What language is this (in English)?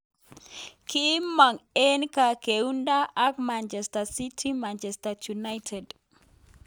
Kalenjin